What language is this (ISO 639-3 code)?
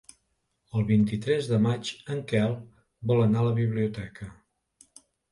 cat